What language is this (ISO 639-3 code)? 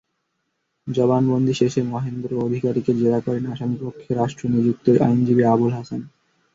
ben